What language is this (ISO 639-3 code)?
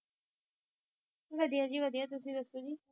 pan